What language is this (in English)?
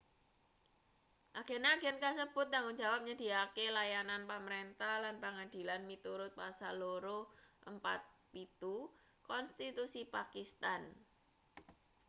Javanese